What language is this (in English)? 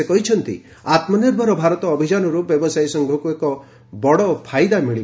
Odia